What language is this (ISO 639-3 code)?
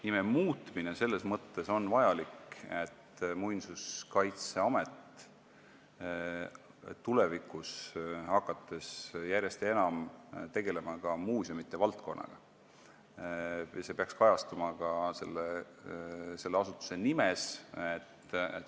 est